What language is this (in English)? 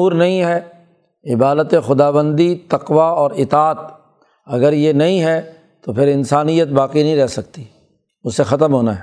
Urdu